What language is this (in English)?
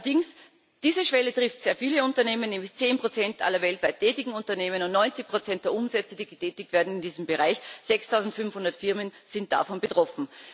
German